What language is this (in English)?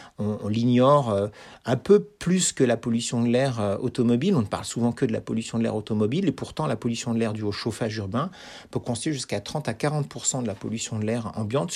French